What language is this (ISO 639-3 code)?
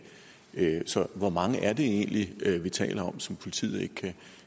dan